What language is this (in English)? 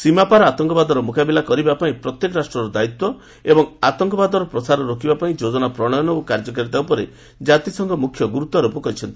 Odia